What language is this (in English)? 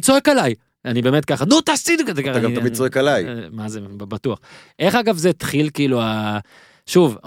Hebrew